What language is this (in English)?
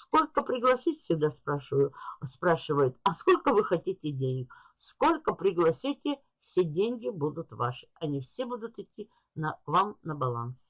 Russian